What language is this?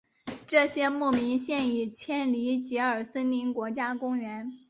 Chinese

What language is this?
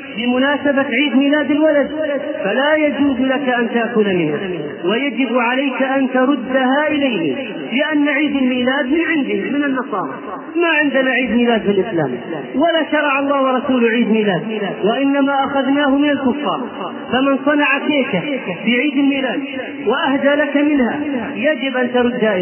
Arabic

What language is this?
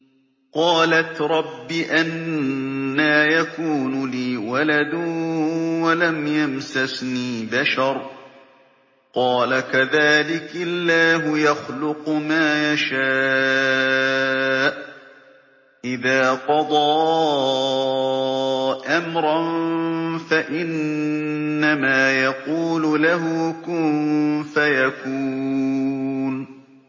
Arabic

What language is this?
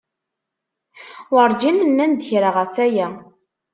Kabyle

